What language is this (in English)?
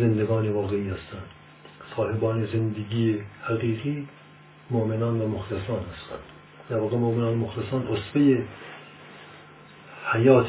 Persian